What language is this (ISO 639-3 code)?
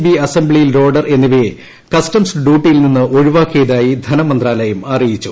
mal